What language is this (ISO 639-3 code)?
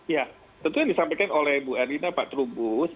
ind